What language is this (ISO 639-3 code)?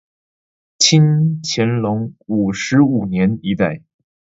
zho